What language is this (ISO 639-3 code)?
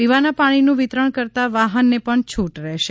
guj